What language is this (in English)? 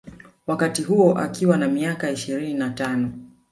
Swahili